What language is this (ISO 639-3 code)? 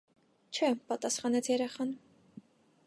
hye